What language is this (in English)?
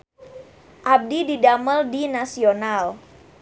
Sundanese